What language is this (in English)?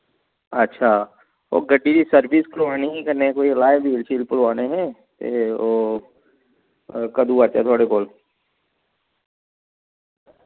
Dogri